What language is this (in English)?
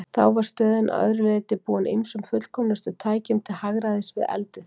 Icelandic